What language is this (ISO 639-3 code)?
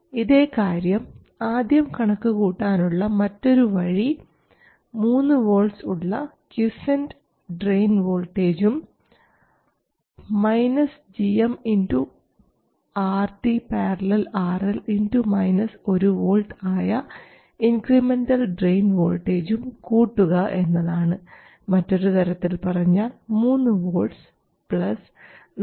mal